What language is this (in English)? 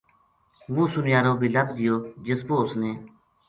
Gujari